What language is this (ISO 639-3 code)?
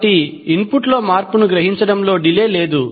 tel